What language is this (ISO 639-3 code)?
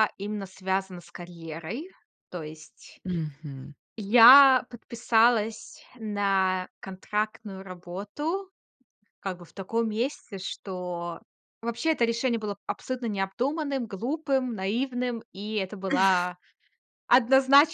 rus